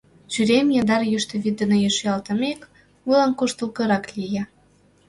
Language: Mari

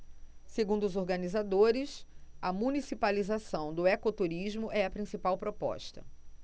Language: Portuguese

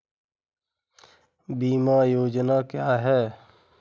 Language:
Hindi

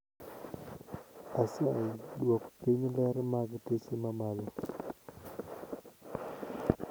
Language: Luo (Kenya and Tanzania)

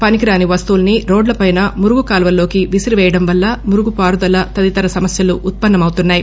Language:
Telugu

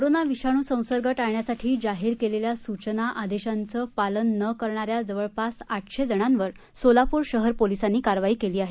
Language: Marathi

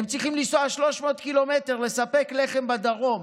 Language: Hebrew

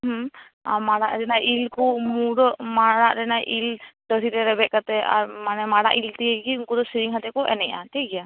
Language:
Santali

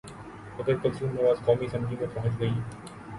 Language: Urdu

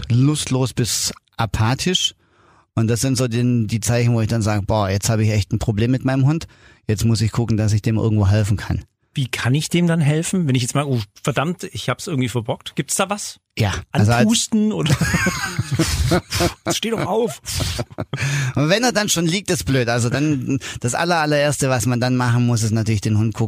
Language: German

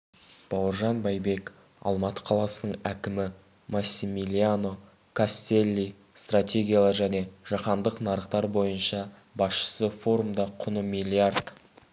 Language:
Kazakh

